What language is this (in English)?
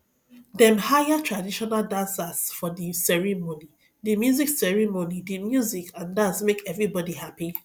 Nigerian Pidgin